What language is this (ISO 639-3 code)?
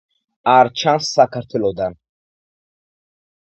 kat